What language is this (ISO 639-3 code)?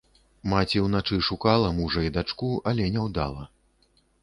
bel